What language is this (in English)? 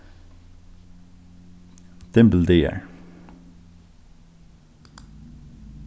Faroese